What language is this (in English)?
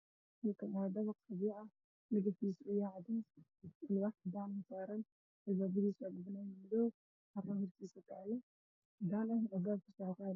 Somali